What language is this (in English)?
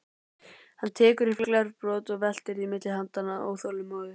Icelandic